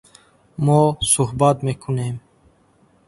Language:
Tajik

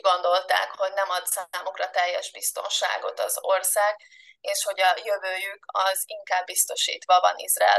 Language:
Hungarian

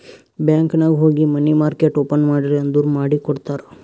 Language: Kannada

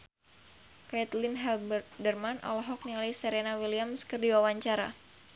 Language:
Sundanese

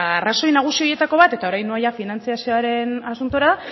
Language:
Basque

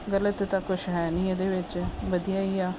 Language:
Punjabi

